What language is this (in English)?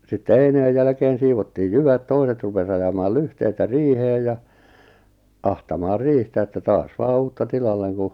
Finnish